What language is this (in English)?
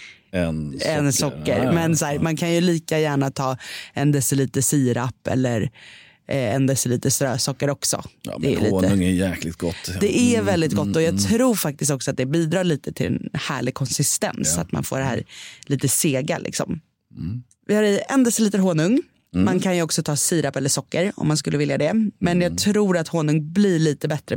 Swedish